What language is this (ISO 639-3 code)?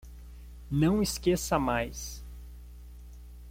por